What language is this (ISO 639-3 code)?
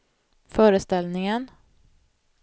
swe